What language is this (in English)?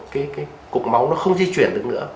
Vietnamese